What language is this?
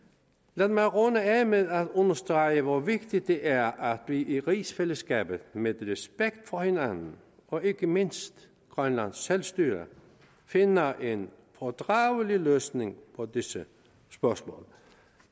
Danish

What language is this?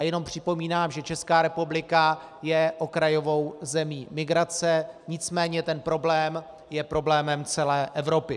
Czech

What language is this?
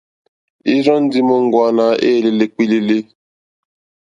Mokpwe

